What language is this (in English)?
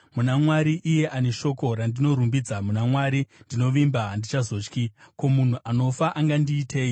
Shona